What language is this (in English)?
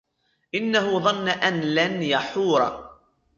Arabic